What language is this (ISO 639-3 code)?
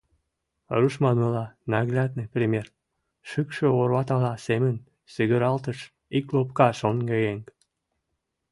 chm